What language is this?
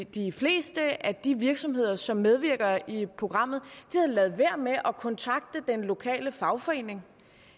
Danish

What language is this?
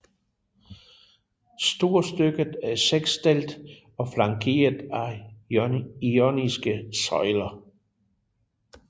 Danish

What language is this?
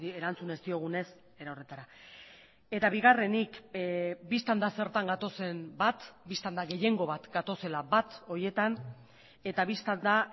Basque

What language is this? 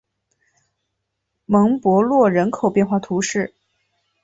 Chinese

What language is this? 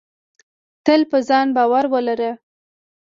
Pashto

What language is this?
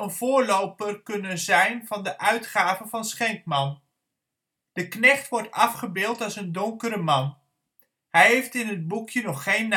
Dutch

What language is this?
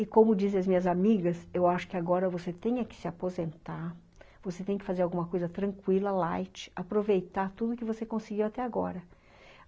Portuguese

